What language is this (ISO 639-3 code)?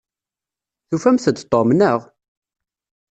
kab